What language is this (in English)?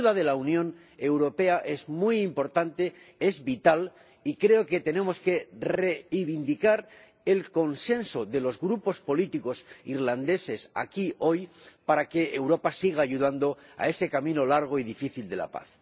Spanish